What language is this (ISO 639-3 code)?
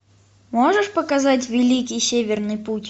rus